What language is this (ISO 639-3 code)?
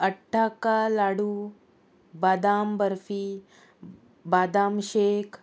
kok